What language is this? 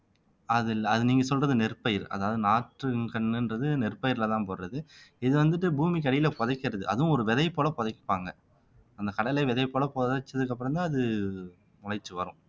Tamil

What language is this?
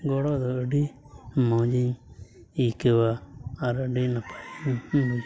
Santali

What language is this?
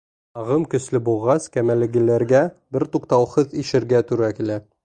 Bashkir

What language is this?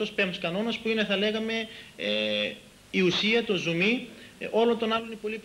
Greek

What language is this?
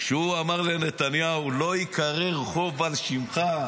Hebrew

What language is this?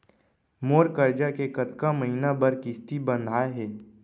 Chhattisgarhi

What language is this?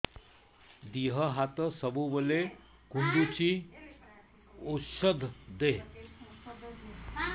Odia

